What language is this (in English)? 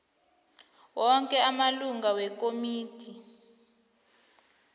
South Ndebele